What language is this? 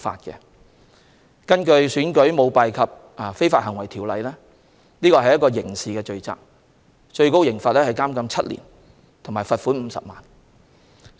Cantonese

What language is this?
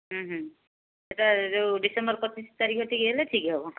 Odia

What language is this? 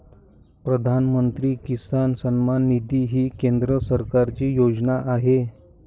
Marathi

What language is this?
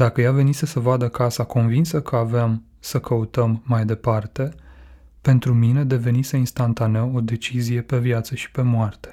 Romanian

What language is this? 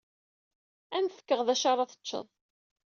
Kabyle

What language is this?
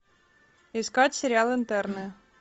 Russian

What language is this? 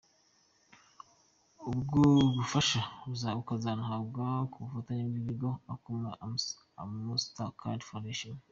Kinyarwanda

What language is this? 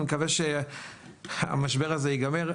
Hebrew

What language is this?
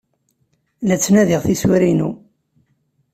Kabyle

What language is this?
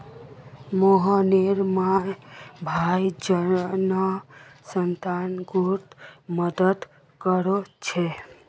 Magahi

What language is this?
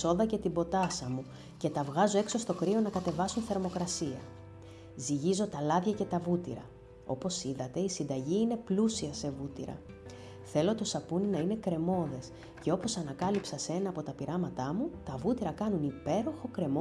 Greek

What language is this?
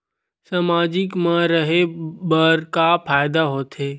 Chhattisgarhi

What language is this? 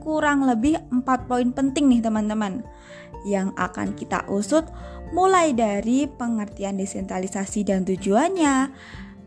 Indonesian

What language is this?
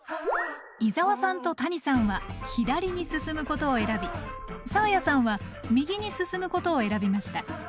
Japanese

